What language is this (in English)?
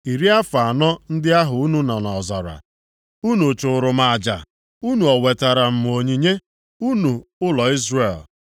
Igbo